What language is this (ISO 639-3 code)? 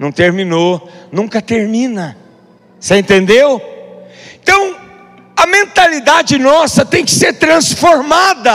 por